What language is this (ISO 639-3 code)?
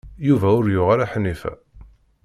kab